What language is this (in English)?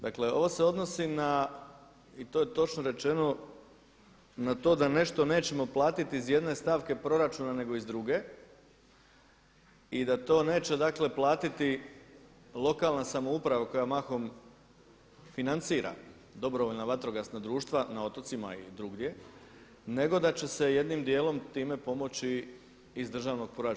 Croatian